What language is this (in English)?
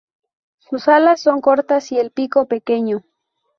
Spanish